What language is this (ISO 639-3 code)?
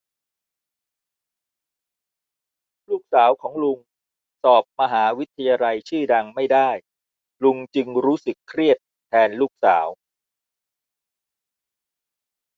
tha